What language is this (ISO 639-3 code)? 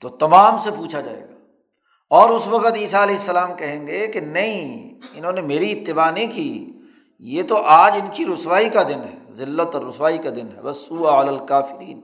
urd